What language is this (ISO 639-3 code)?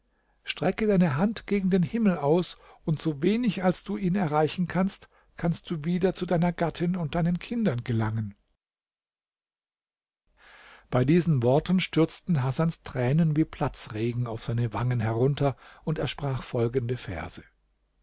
deu